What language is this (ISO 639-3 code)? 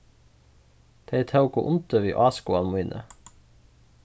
fao